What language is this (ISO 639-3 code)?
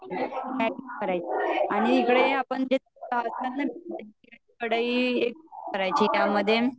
mar